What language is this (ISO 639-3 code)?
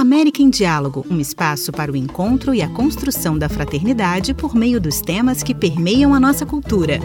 por